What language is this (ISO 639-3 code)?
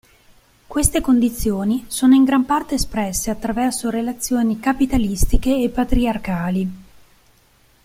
ita